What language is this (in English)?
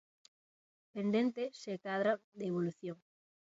Galician